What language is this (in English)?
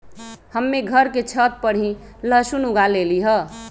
Magahi